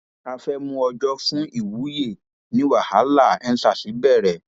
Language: Yoruba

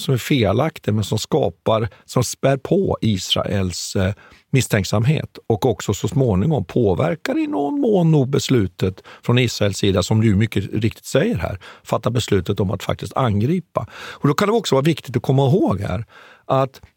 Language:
Swedish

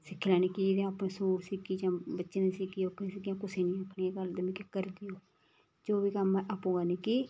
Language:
Dogri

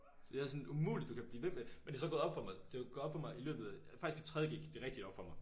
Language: Danish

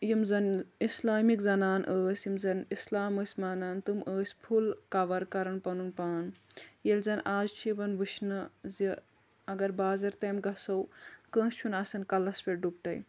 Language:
Kashmiri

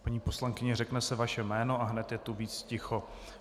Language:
Czech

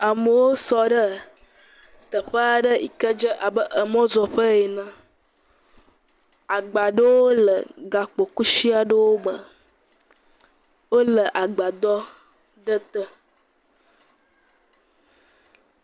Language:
Ewe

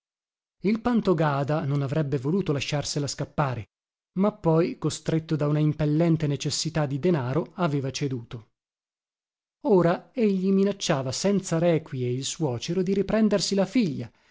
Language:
Italian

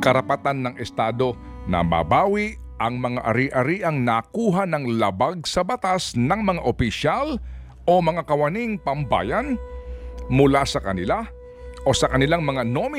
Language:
Filipino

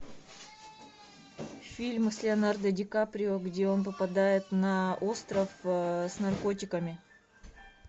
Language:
Russian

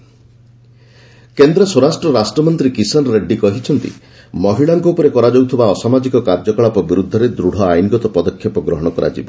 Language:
Odia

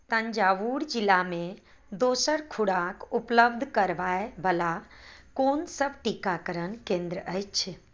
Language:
Maithili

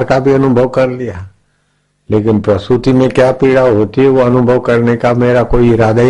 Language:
Hindi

